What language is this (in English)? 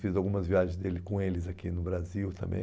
Portuguese